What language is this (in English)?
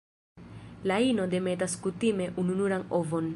Esperanto